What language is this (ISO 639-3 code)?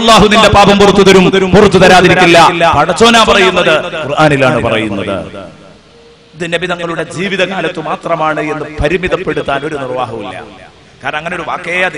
ara